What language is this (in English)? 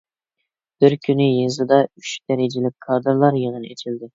Uyghur